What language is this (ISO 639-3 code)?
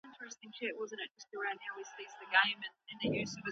pus